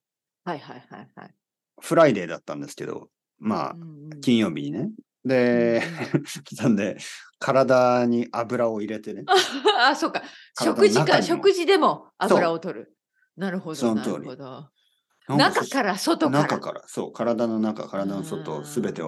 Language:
Japanese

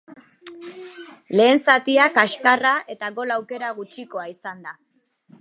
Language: Basque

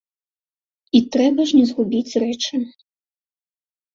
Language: Belarusian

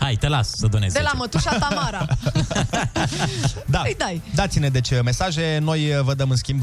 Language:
Romanian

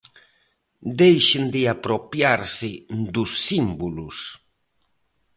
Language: Galician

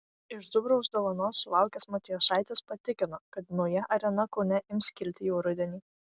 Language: Lithuanian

